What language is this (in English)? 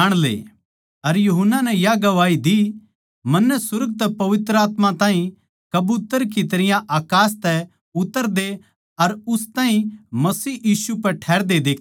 Haryanvi